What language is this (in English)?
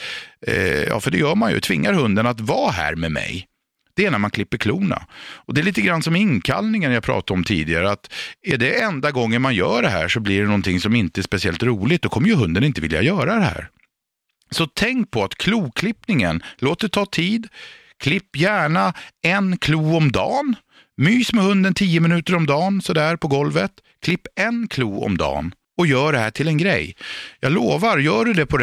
Swedish